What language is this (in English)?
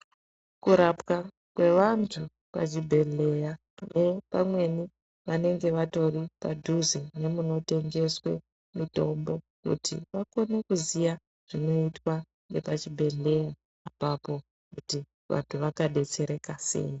Ndau